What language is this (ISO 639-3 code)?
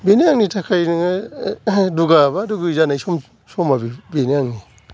brx